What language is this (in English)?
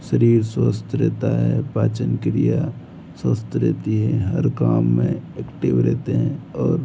Hindi